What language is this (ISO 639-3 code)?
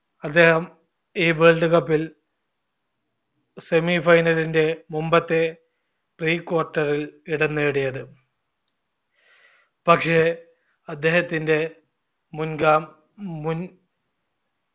mal